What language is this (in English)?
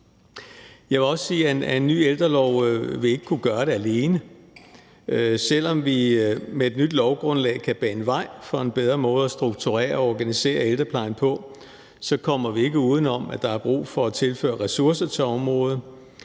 Danish